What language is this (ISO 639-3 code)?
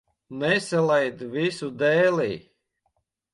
lav